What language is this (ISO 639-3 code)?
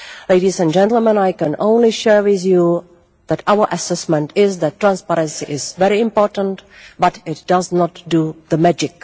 eng